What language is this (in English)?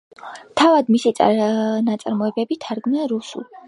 Georgian